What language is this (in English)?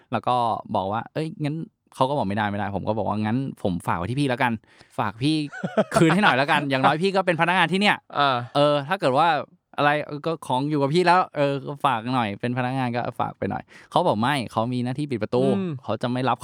Thai